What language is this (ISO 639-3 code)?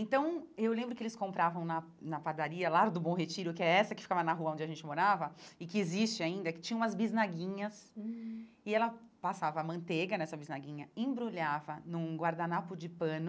por